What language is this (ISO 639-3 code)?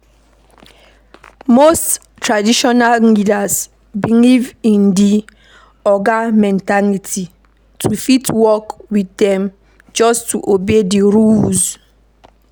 pcm